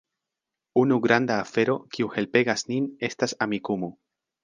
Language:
Esperanto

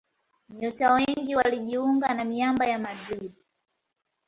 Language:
Swahili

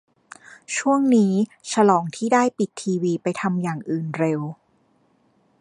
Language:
Thai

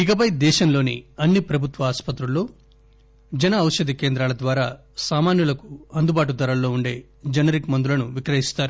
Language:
Telugu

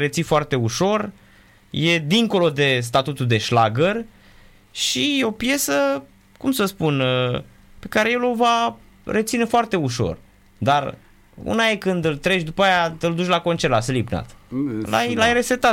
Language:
Romanian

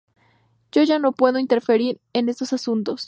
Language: Spanish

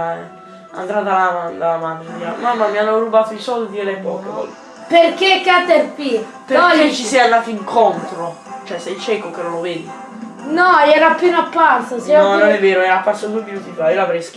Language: Italian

